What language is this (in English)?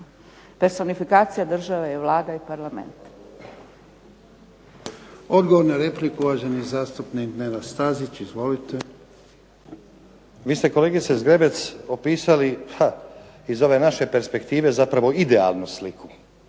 Croatian